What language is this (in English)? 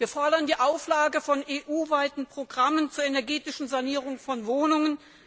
German